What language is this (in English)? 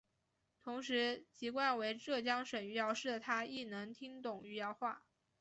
Chinese